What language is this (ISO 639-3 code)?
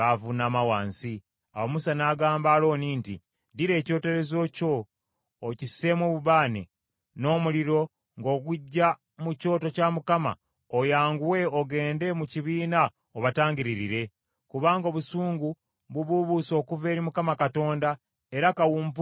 lug